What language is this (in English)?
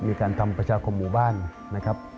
Thai